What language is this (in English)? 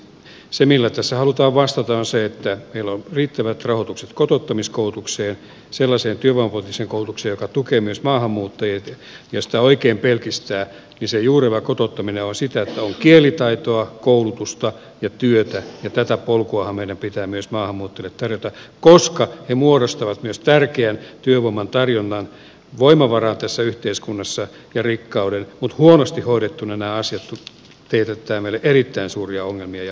Finnish